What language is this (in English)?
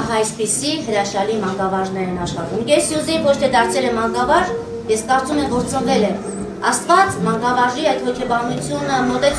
Romanian